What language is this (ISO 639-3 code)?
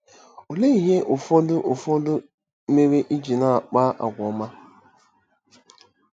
ibo